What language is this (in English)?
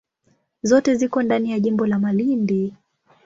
Swahili